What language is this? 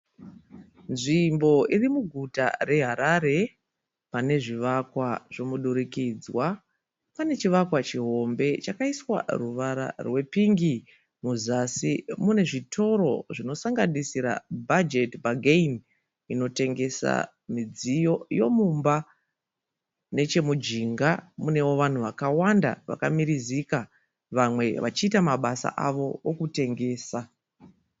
Shona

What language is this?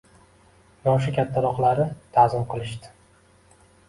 Uzbek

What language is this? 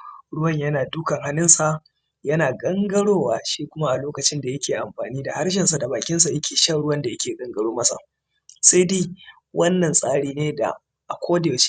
Hausa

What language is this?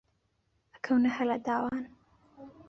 Central Kurdish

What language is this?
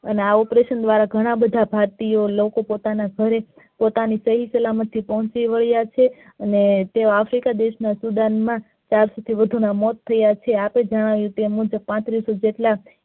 Gujarati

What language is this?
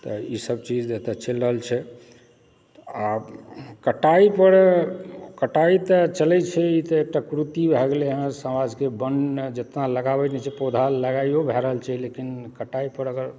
Maithili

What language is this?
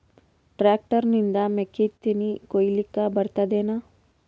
Kannada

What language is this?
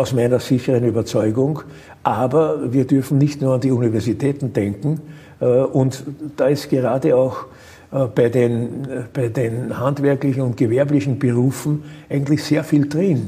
German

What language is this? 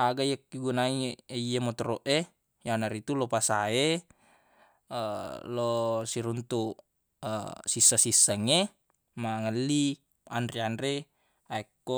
Buginese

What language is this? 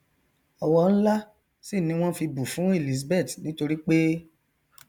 Yoruba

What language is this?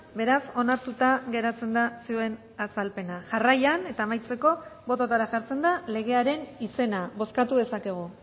Basque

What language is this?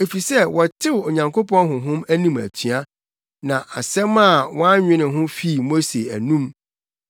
Akan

